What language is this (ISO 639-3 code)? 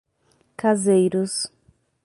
por